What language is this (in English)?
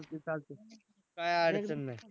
Marathi